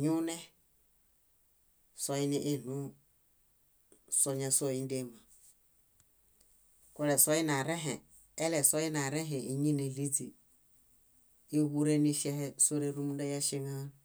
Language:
Bayot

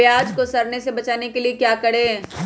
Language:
Magahi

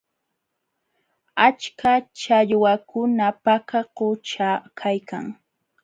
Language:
Jauja Wanca Quechua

